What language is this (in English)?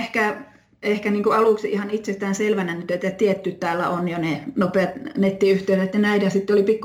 Finnish